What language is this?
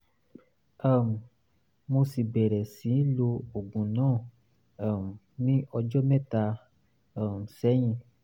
Yoruba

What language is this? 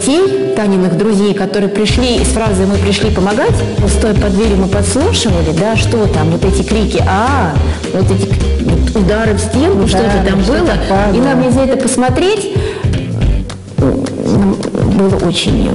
Russian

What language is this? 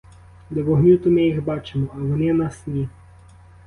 Ukrainian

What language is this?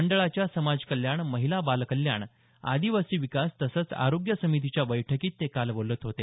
Marathi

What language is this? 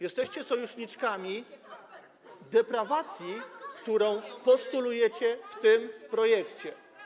Polish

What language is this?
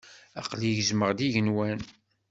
Kabyle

